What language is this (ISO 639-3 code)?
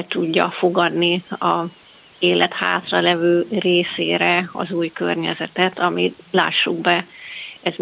hun